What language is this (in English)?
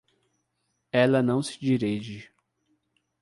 Portuguese